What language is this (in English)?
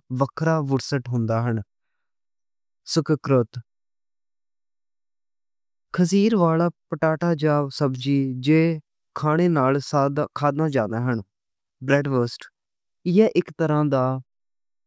Western Panjabi